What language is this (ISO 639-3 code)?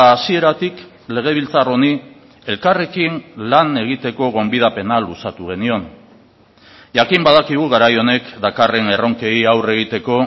eus